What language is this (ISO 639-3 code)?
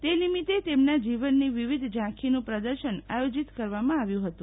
guj